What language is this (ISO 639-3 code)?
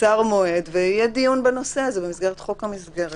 heb